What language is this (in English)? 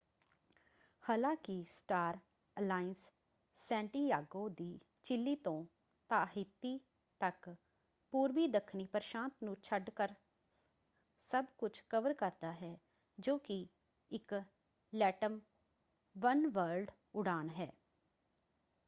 Punjabi